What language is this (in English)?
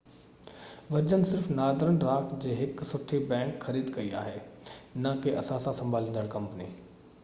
Sindhi